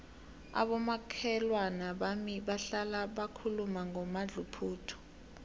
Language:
South Ndebele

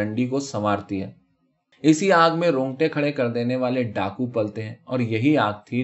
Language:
Urdu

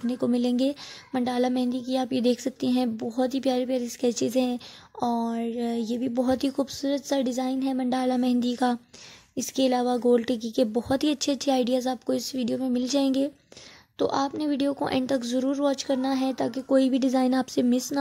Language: Hindi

